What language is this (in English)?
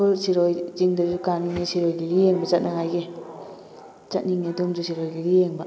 Manipuri